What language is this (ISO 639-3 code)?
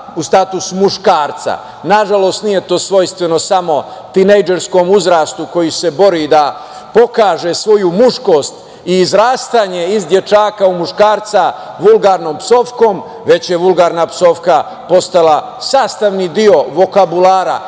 srp